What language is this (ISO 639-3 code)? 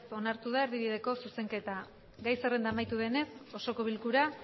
eus